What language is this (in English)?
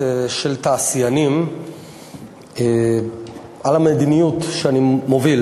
Hebrew